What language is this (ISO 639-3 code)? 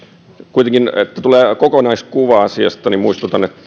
fin